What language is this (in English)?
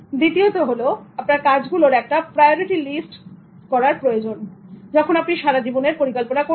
Bangla